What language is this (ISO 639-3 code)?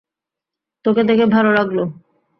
ben